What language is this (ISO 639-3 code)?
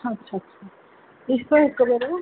snd